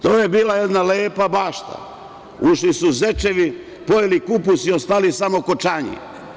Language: Serbian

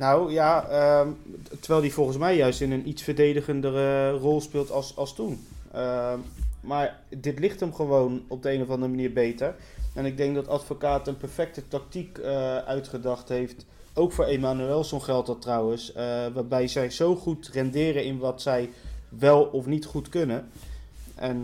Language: Dutch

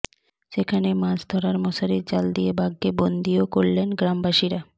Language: Bangla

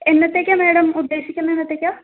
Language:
Malayalam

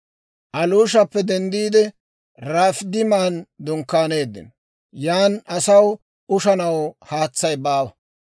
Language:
Dawro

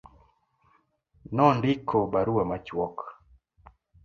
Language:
Luo (Kenya and Tanzania)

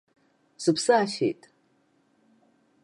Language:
Abkhazian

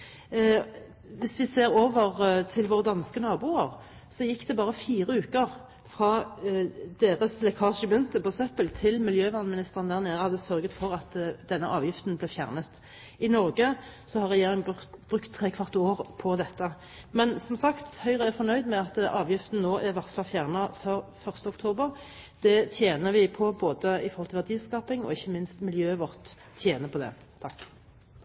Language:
Norwegian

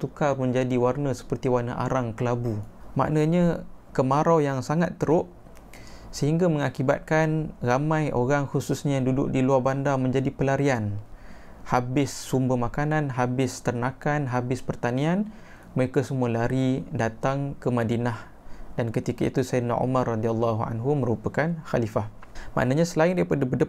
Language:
Malay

